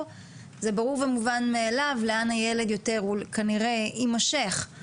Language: Hebrew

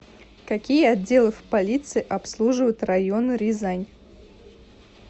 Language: Russian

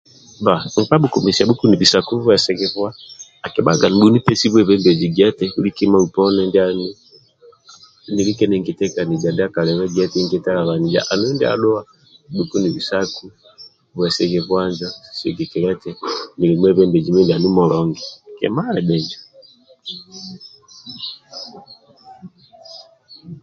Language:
Amba (Uganda)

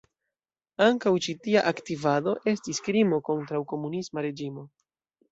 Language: Esperanto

